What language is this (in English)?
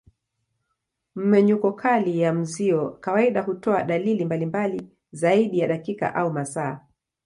Swahili